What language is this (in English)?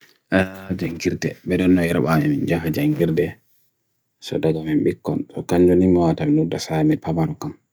Bagirmi Fulfulde